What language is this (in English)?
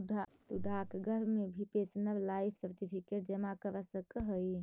Magahi